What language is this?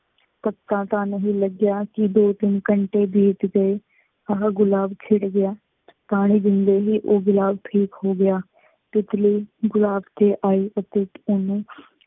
Punjabi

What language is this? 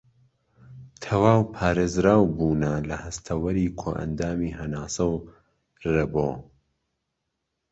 Central Kurdish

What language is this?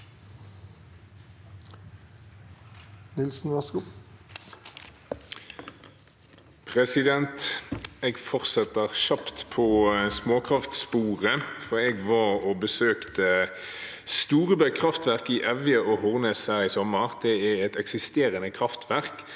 Norwegian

